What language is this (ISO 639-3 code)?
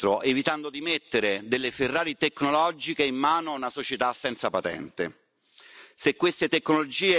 ita